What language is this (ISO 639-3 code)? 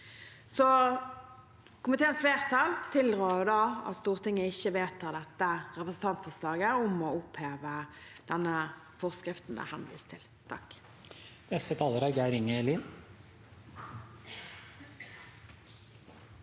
nor